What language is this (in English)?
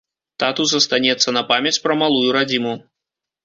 Belarusian